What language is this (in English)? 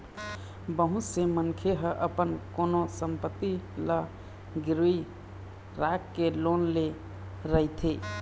Chhattisgarhi